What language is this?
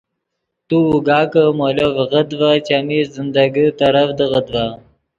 Yidgha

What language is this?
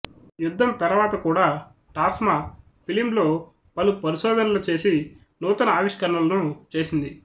Telugu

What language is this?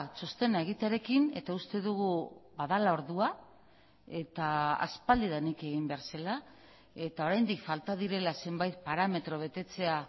Basque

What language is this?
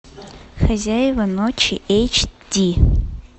Russian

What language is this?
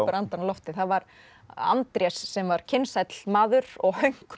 Icelandic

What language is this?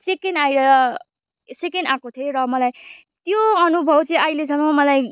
Nepali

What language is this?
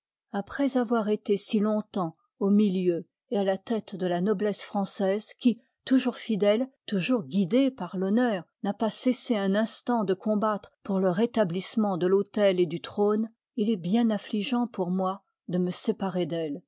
French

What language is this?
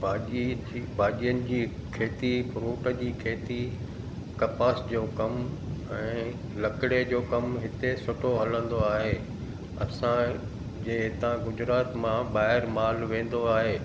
Sindhi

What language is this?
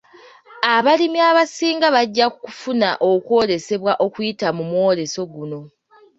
Ganda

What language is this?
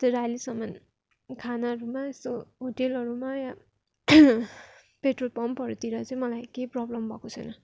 Nepali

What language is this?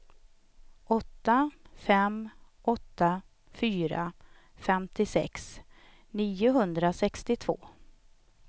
Swedish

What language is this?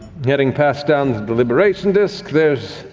English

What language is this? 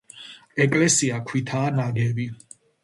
Georgian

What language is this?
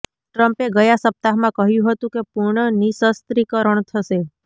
Gujarati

